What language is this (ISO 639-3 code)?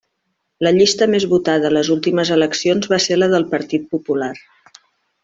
cat